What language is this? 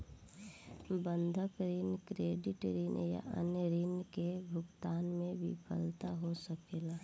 Bhojpuri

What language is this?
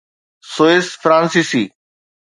Sindhi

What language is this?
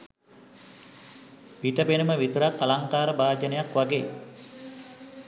Sinhala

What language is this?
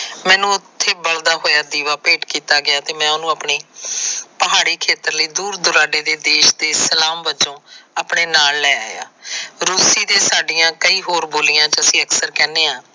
Punjabi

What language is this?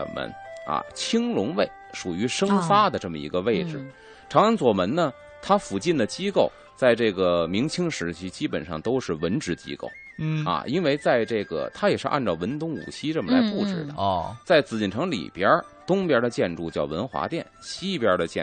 Chinese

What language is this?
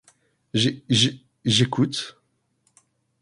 French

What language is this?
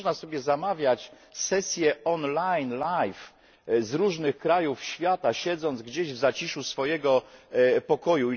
Polish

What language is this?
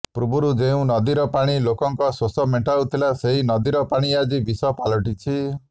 Odia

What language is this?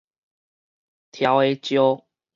Min Nan Chinese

